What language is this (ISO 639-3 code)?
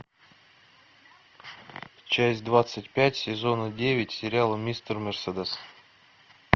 rus